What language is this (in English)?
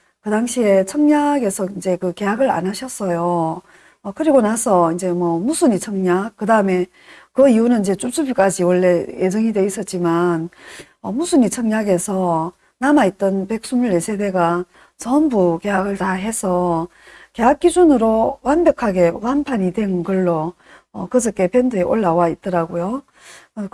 Korean